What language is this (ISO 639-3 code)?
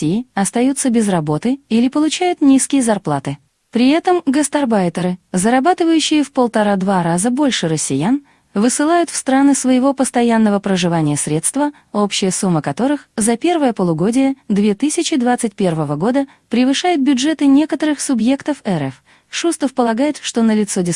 rus